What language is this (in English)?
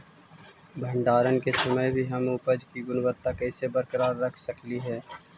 Magahi